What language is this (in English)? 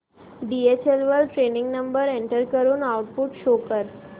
Marathi